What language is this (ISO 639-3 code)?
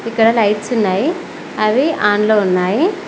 tel